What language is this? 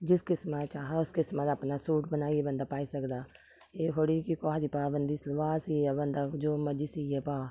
Dogri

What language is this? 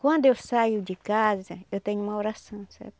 Portuguese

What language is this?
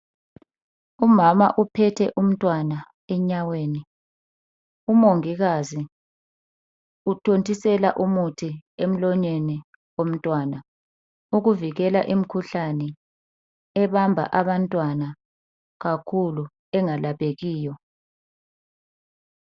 North Ndebele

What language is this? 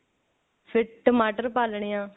Punjabi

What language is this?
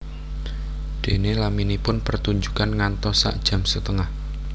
Javanese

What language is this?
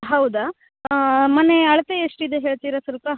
Kannada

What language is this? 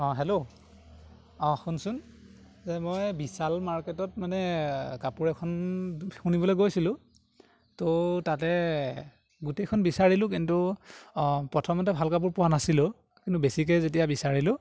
Assamese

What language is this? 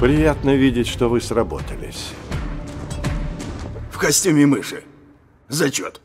Russian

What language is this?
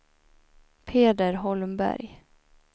Swedish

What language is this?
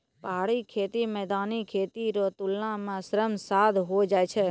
Maithili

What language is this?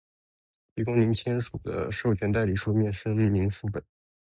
Chinese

